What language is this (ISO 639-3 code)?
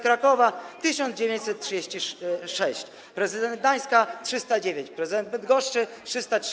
pol